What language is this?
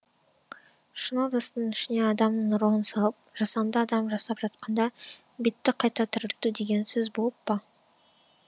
Kazakh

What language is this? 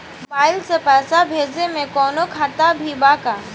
Bhojpuri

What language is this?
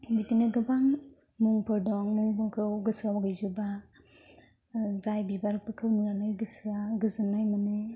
Bodo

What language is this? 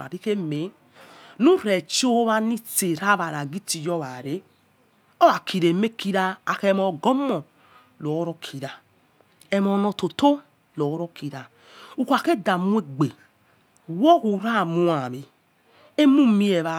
Yekhee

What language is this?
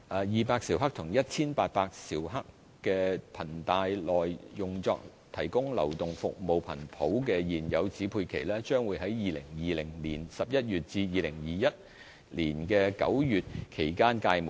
Cantonese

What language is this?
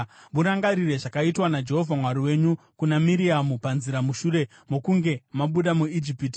Shona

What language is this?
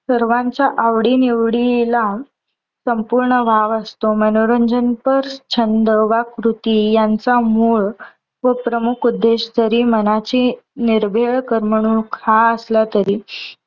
Marathi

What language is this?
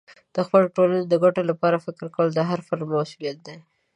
Pashto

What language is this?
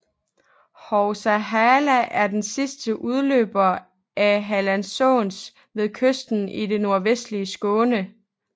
Danish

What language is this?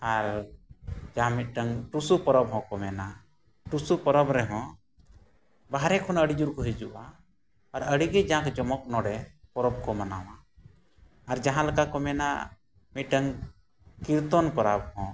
Santali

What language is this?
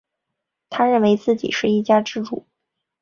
Chinese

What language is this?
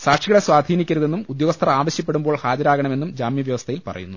Malayalam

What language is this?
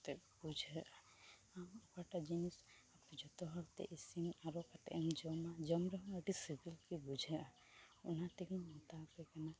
Santali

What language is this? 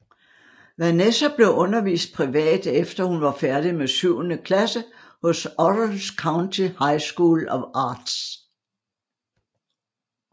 Danish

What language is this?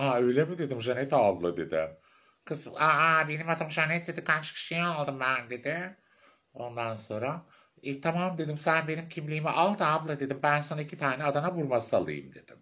Turkish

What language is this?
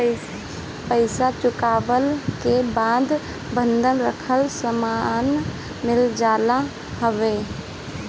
Bhojpuri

